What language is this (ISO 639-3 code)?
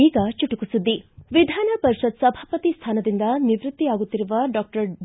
kan